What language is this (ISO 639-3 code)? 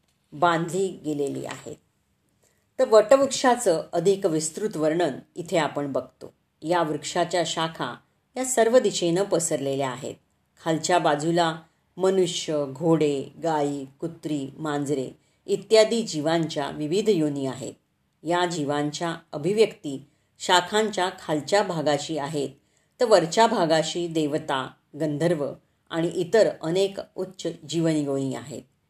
mar